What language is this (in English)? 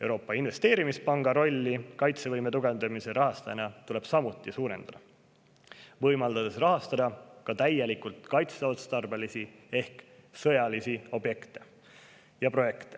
Estonian